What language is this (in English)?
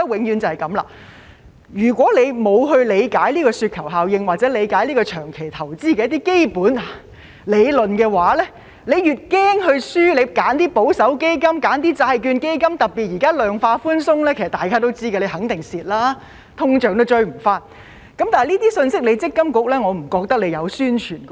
Cantonese